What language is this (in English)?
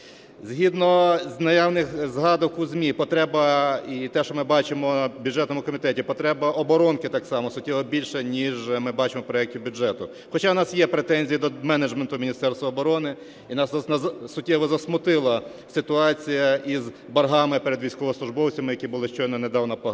Ukrainian